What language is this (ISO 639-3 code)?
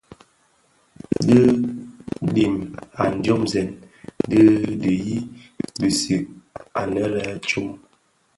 ksf